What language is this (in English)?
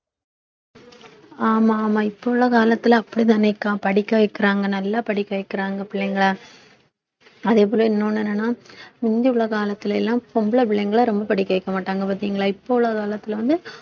Tamil